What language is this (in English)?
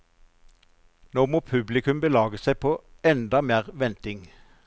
Norwegian